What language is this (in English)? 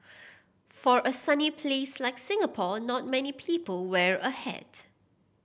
English